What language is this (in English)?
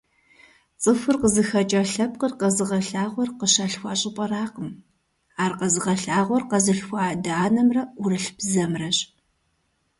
Kabardian